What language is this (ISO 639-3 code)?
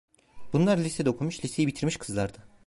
tur